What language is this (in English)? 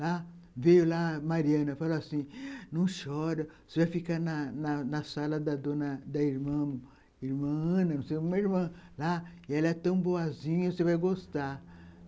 Portuguese